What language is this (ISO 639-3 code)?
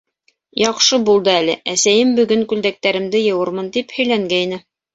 bak